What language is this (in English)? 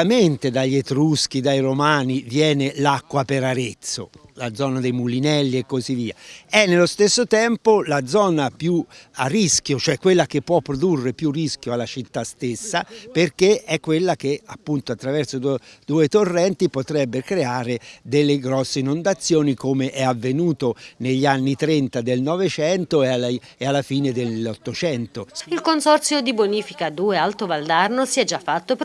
Italian